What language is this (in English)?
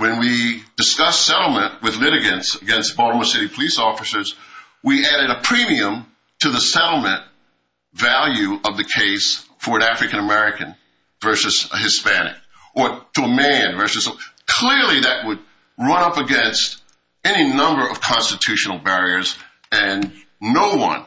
English